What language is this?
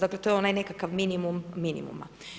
Croatian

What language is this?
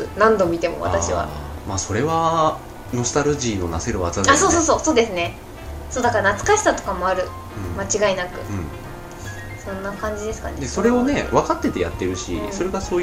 Japanese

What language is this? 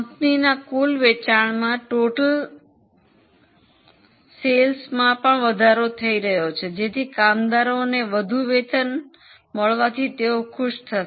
Gujarati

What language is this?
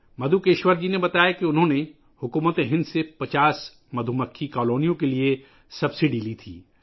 Urdu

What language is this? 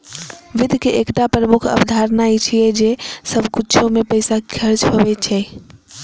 Maithili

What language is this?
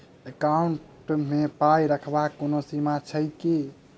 Maithili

